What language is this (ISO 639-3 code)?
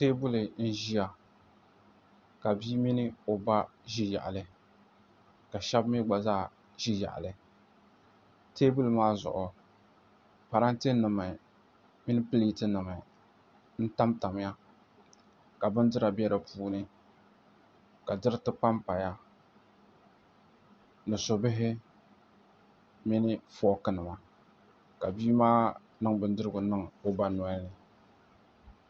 dag